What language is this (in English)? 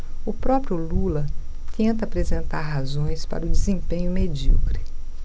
Portuguese